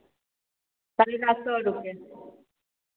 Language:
Maithili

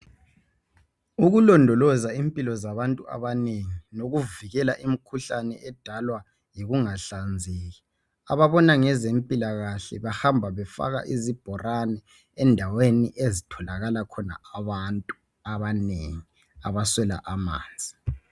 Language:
North Ndebele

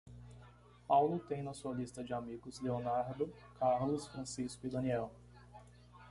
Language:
Portuguese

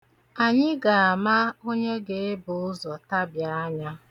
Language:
Igbo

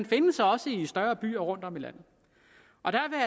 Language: Danish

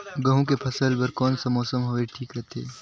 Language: Chhattisgarhi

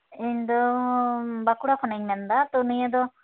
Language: Santali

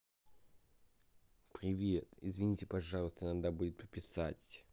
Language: Russian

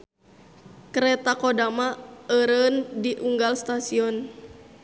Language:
Sundanese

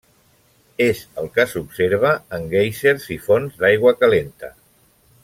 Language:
Catalan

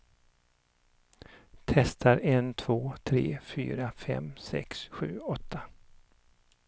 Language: Swedish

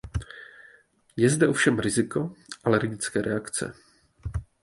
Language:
Czech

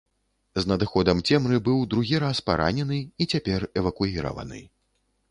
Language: Belarusian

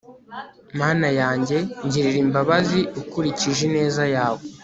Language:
Kinyarwanda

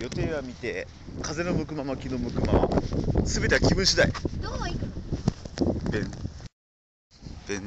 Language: Japanese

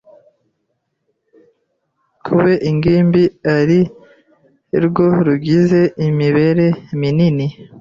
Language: Kinyarwanda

